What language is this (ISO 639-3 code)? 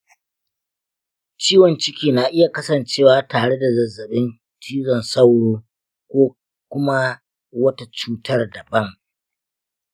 hau